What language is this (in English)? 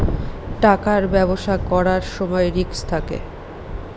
Bangla